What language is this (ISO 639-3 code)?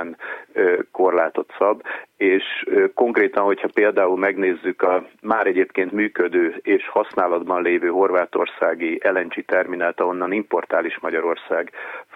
hun